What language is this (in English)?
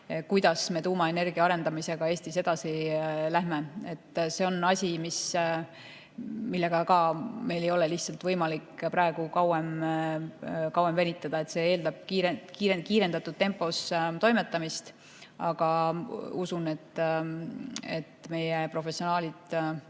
Estonian